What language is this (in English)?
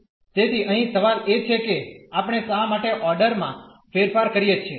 Gujarati